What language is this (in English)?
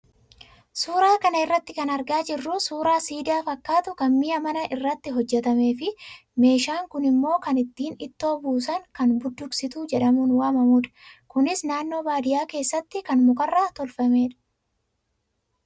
Oromo